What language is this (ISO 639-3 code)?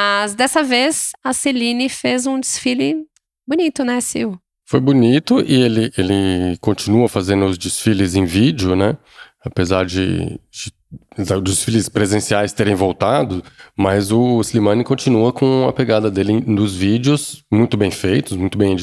por